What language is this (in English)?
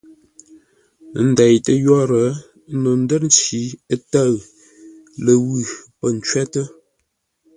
Ngombale